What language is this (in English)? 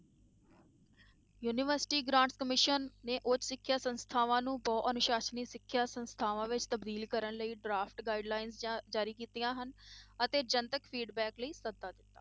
Punjabi